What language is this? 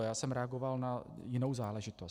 Czech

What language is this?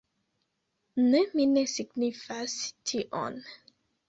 Esperanto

